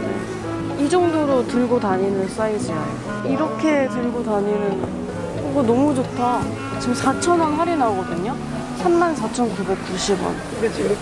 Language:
Korean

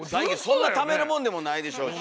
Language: Japanese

